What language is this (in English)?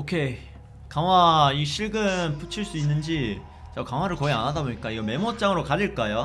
Korean